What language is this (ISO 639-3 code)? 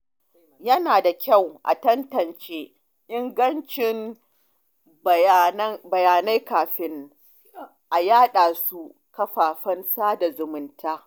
hau